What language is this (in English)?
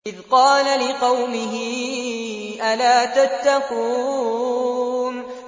Arabic